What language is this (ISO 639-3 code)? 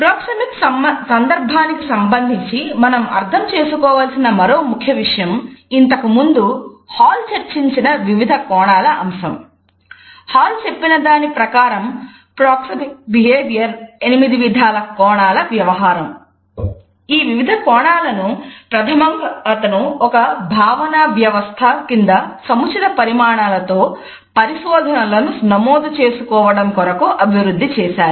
tel